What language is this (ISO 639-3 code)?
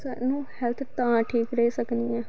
doi